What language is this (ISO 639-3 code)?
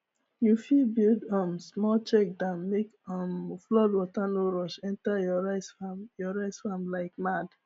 pcm